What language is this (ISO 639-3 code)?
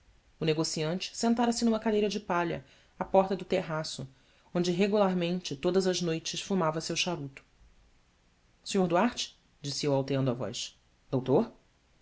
por